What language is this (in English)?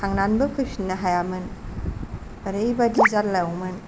Bodo